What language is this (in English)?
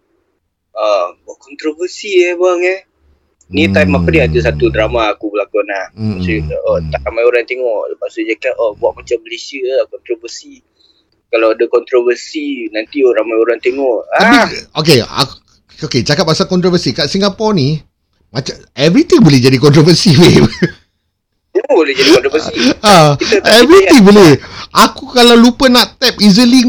Malay